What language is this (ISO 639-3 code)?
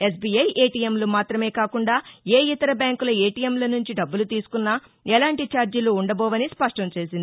tel